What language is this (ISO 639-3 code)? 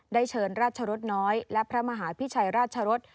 tha